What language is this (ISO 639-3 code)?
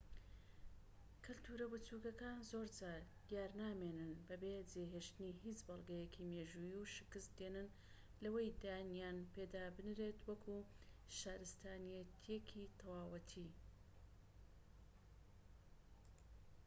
ckb